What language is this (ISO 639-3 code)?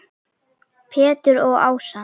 isl